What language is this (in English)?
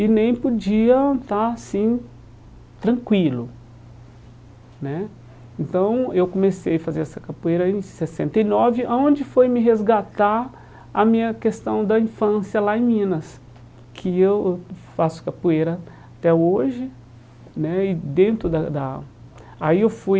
Portuguese